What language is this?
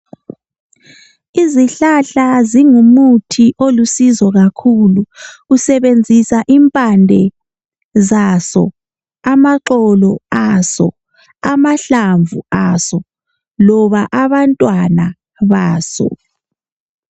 North Ndebele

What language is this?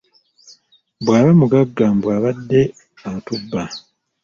Ganda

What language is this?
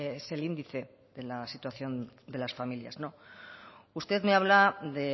Spanish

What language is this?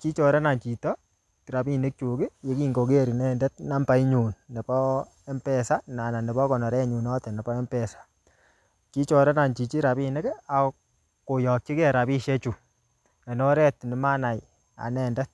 Kalenjin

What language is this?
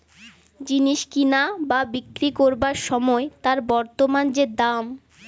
Bangla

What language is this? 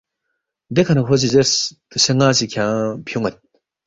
Balti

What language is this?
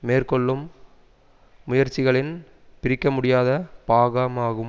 Tamil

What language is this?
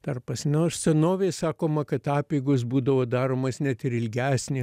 Lithuanian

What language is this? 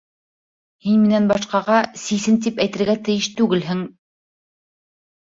Bashkir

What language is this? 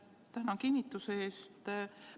Estonian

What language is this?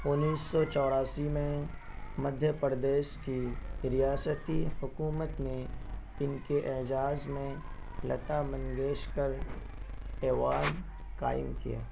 Urdu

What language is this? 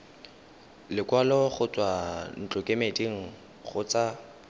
Tswana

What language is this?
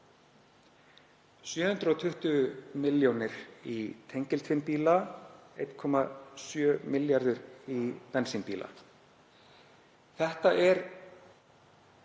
Icelandic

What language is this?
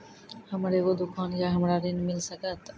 Maithili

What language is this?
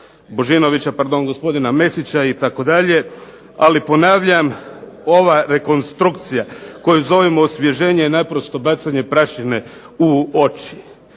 Croatian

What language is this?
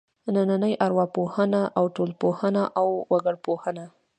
Pashto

